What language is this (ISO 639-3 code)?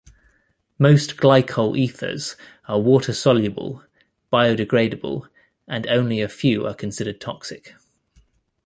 eng